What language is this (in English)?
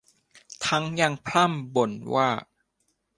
Thai